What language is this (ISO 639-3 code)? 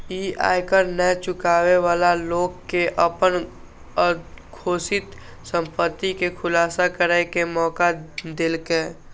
mai